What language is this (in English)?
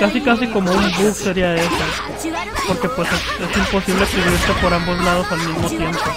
Spanish